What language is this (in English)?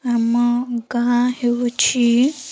Odia